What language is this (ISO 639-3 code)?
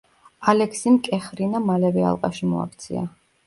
kat